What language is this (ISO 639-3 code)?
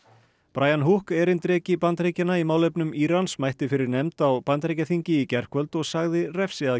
isl